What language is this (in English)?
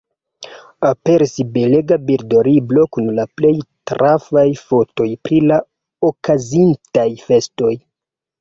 Esperanto